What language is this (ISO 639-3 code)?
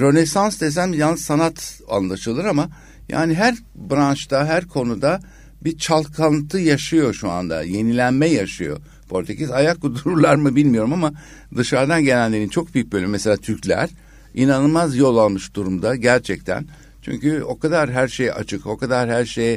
tur